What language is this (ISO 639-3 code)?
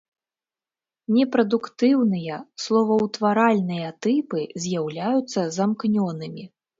bel